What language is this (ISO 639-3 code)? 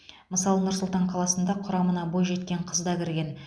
kaz